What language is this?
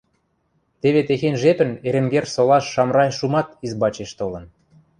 Western Mari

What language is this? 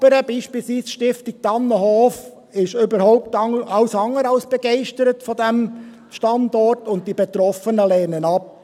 Swiss German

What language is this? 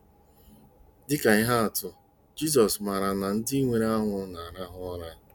Igbo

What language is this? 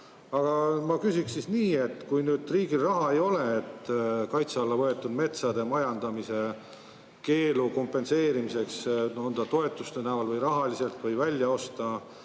Estonian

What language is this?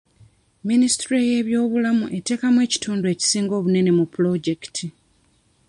Ganda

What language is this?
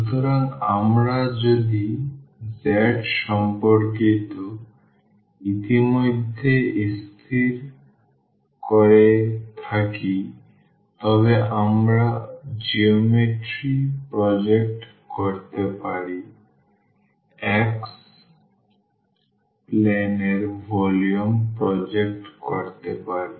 Bangla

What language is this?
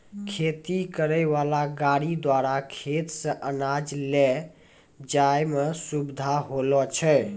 Maithili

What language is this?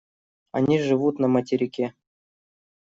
Russian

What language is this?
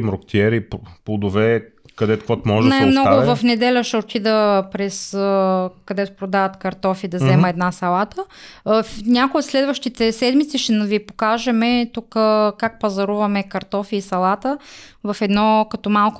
Bulgarian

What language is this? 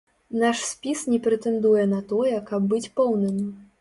Belarusian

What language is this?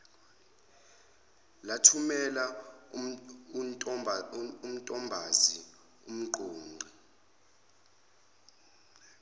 Zulu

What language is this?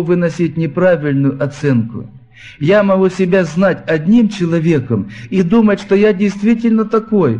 Russian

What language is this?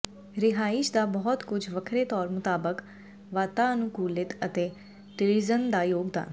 Punjabi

